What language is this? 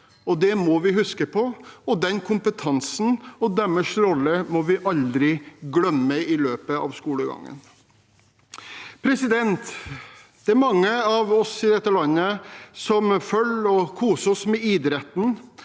Norwegian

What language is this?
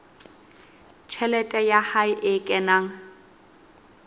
Southern Sotho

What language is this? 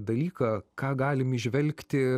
Lithuanian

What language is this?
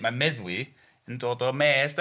Welsh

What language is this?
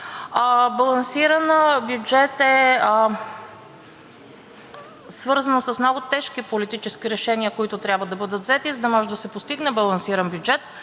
Bulgarian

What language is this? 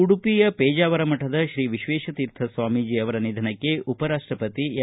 Kannada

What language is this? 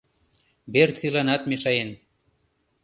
Mari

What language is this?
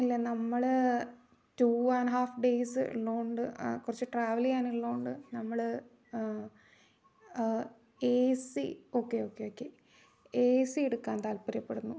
Malayalam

